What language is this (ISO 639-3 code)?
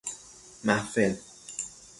fas